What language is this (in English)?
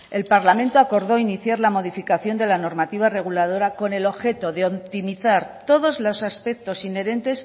Spanish